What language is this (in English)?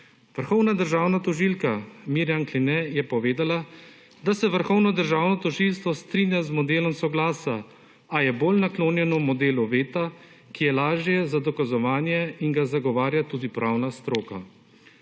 Slovenian